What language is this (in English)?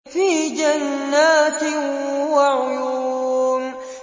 Arabic